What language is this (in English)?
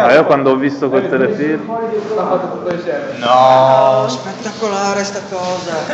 Italian